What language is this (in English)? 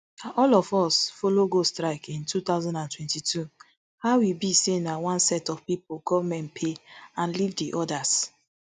Nigerian Pidgin